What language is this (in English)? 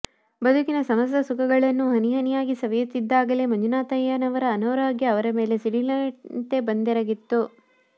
Kannada